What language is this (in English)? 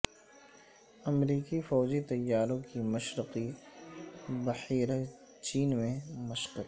Urdu